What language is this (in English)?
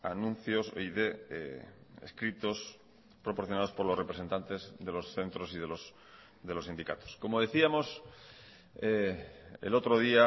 Spanish